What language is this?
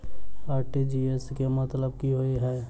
Maithili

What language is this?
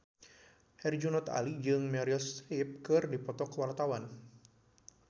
Sundanese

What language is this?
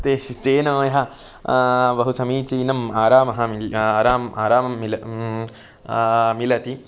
Sanskrit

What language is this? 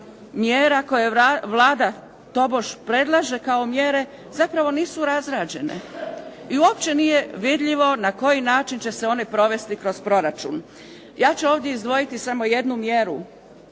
Croatian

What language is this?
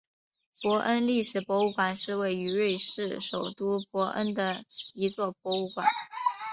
Chinese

